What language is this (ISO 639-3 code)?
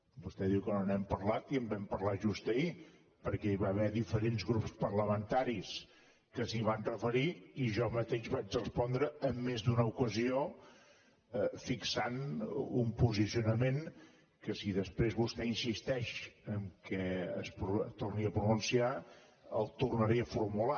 cat